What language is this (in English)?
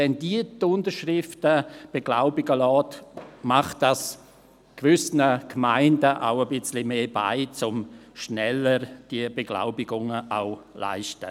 Swiss German